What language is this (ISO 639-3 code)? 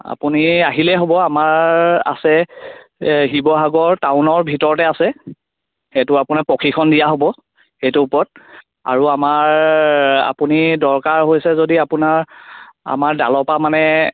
asm